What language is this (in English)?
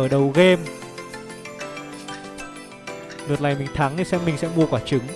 Vietnamese